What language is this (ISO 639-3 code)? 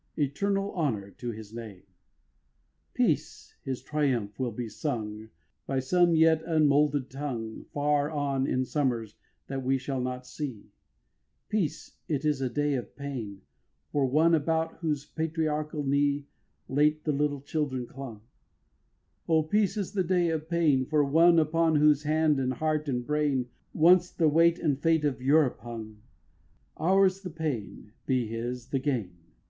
eng